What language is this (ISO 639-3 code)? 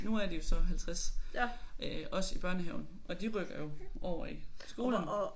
dan